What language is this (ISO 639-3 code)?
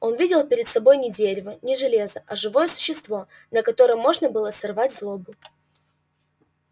rus